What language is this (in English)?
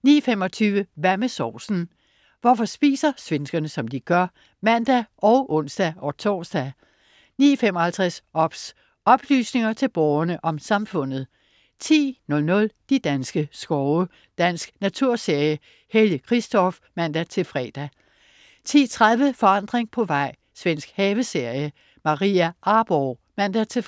Danish